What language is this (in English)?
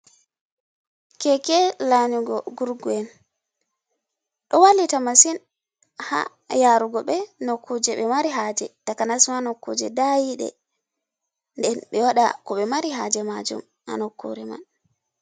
Fula